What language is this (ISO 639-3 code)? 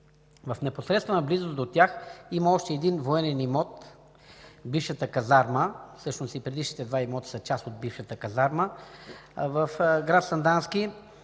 bul